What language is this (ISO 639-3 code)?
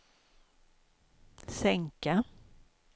swe